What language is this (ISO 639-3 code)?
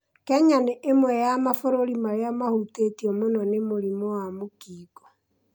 kik